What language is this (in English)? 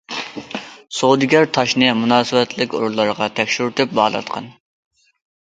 Uyghur